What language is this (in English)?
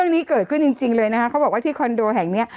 Thai